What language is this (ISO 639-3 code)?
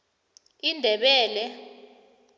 nbl